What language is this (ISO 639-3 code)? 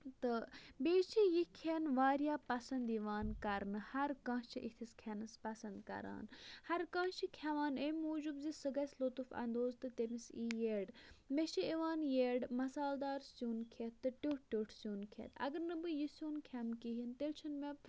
kas